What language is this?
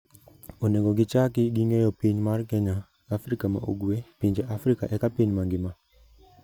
Luo (Kenya and Tanzania)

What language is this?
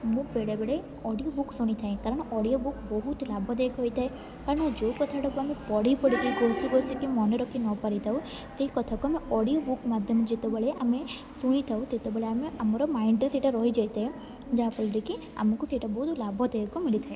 Odia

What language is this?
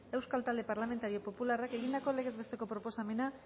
Basque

